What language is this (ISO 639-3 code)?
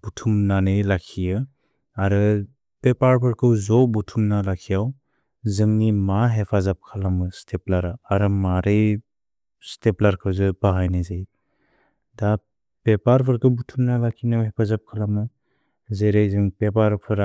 brx